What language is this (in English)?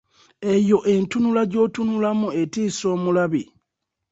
Ganda